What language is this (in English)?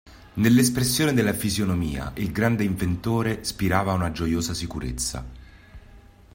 Italian